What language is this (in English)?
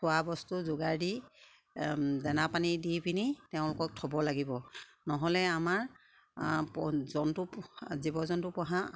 Assamese